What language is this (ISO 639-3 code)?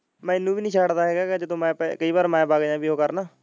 pan